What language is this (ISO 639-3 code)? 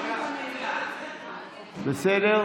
heb